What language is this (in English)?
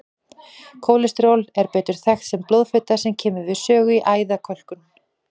Icelandic